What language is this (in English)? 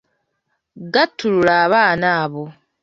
Ganda